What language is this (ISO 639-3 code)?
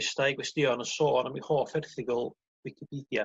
cym